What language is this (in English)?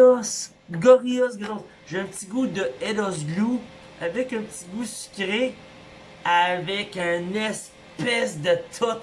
French